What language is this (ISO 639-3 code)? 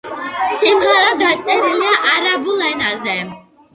kat